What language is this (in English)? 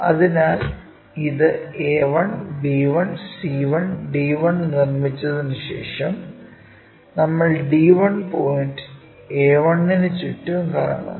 Malayalam